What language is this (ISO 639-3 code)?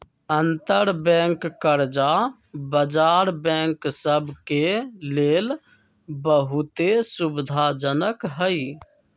mag